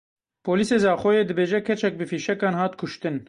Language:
Kurdish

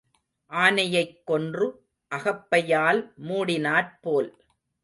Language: Tamil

